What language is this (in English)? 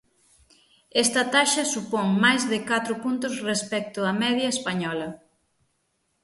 Galician